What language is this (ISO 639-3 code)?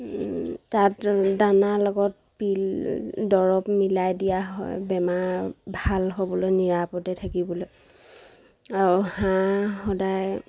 asm